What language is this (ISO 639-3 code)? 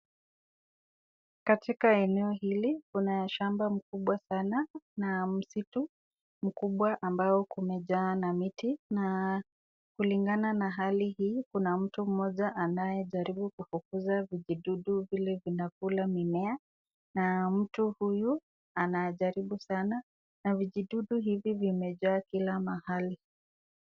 swa